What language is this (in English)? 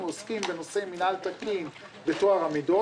Hebrew